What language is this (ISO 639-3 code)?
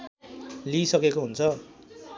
nep